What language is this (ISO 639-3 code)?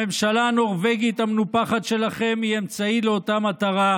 heb